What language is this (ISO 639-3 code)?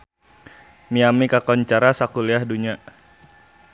sun